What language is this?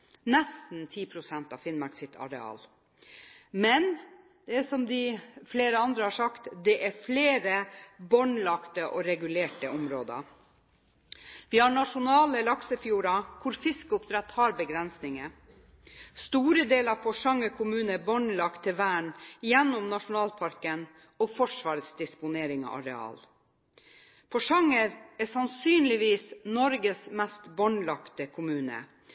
Norwegian Bokmål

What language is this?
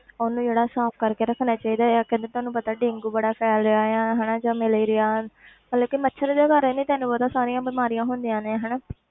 Punjabi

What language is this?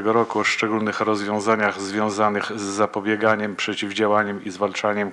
Polish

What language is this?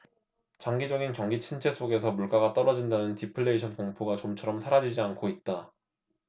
Korean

